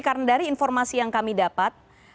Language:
Indonesian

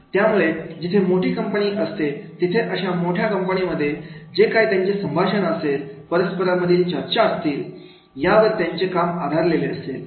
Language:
Marathi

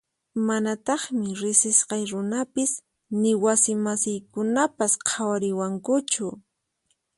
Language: Puno Quechua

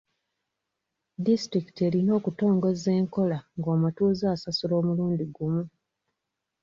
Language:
Ganda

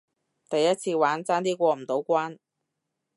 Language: Cantonese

